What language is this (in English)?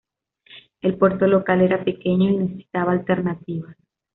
Spanish